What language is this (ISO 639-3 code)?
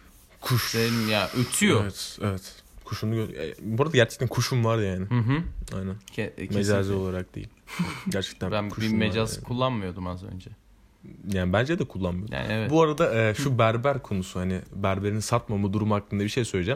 tur